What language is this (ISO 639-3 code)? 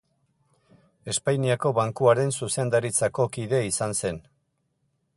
eus